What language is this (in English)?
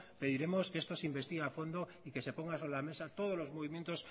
Spanish